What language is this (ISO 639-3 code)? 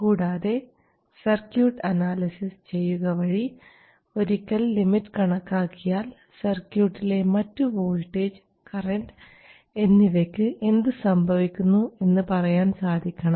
mal